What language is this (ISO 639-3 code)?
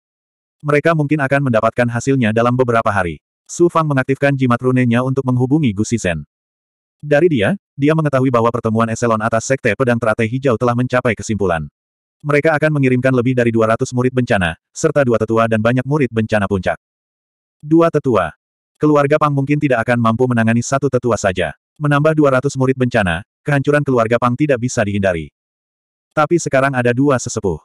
ind